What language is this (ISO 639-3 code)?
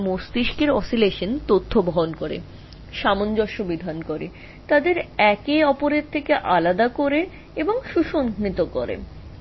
ben